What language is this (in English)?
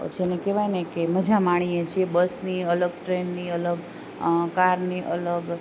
Gujarati